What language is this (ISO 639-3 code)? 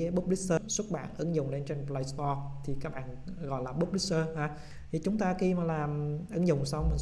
vie